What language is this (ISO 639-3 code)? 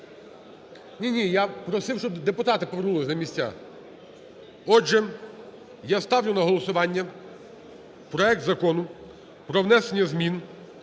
ukr